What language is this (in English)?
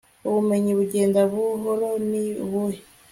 Kinyarwanda